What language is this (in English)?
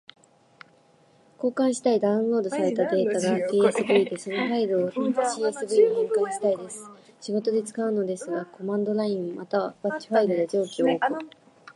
Japanese